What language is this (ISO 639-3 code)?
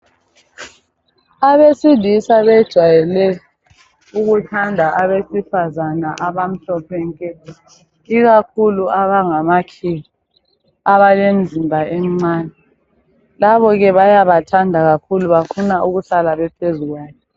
nde